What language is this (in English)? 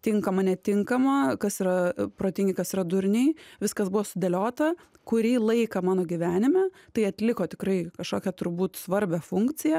Lithuanian